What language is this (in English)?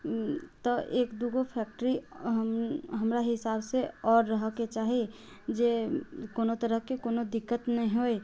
Maithili